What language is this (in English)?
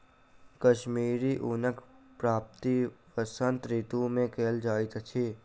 Maithili